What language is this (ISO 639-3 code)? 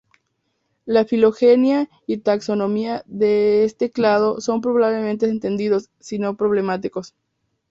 spa